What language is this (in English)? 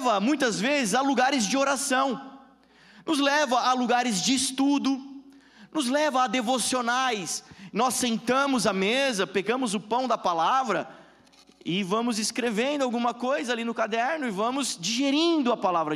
Portuguese